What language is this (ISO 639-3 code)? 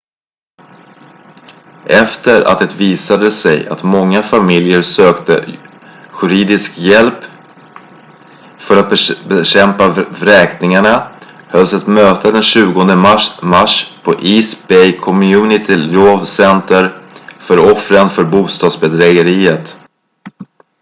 swe